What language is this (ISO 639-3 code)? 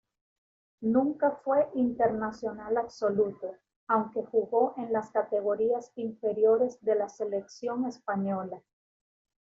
spa